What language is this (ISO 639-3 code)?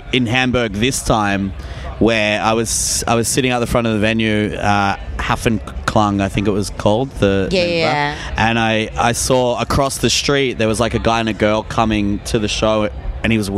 eng